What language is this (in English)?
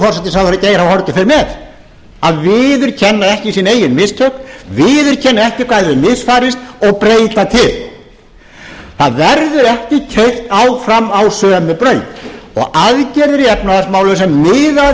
Icelandic